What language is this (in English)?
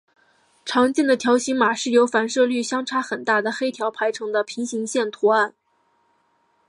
Chinese